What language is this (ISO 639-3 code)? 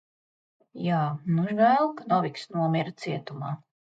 lav